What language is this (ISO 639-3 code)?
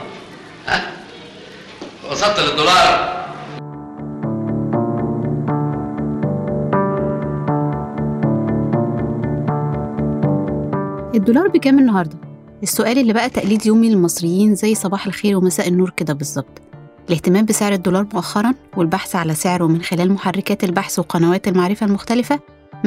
ara